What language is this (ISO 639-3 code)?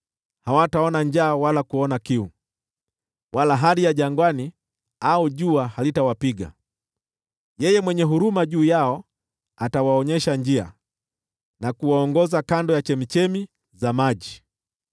swa